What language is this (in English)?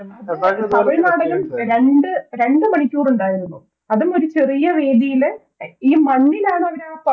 Malayalam